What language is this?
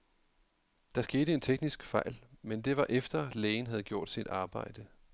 Danish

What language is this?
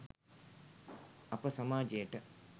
Sinhala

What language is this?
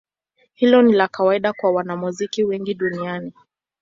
Swahili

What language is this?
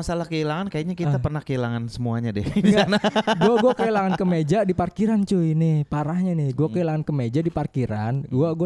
Indonesian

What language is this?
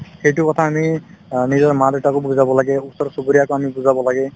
Assamese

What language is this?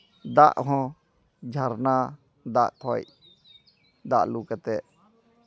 Santali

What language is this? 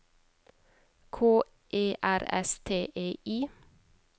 Norwegian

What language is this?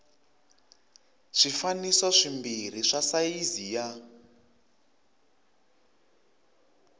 Tsonga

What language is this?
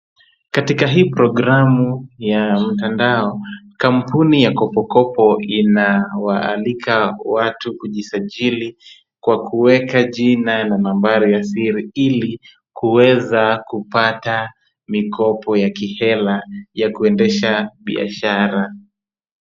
Swahili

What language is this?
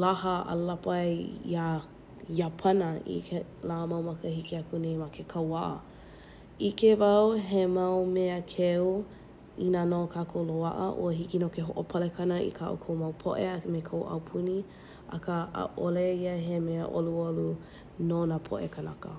Hawaiian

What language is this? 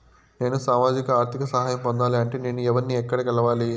Telugu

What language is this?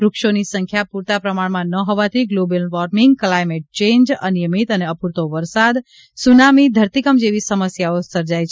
Gujarati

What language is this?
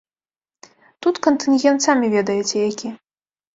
Belarusian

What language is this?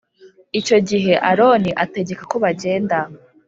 Kinyarwanda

